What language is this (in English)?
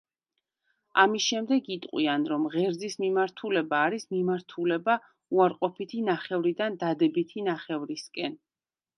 Georgian